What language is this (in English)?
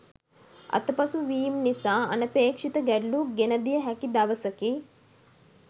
Sinhala